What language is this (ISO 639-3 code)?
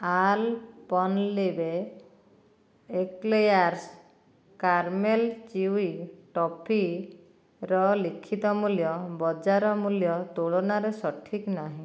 ori